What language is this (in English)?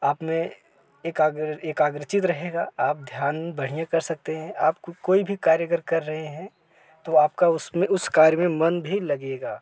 Hindi